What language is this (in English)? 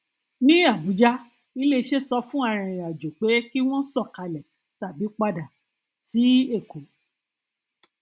Yoruba